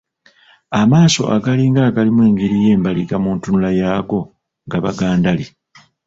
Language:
Ganda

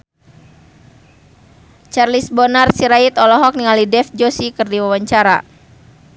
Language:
Sundanese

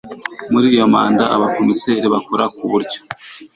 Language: Kinyarwanda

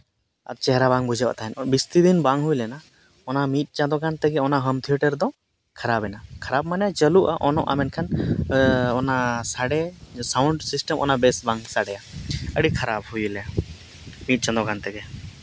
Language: Santali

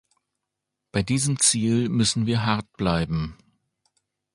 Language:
German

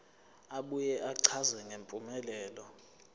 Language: Zulu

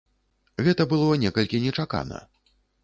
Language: Belarusian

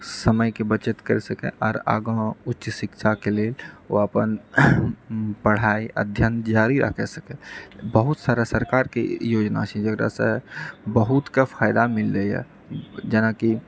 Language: Maithili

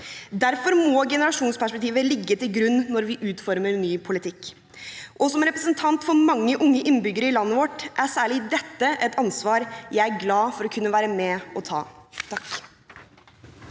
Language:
Norwegian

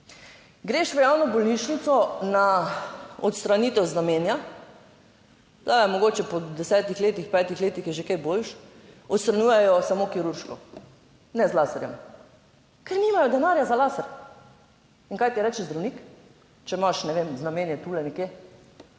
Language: Slovenian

